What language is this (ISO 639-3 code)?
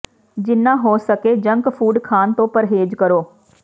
pan